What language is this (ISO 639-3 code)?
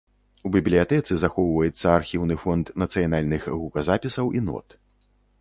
bel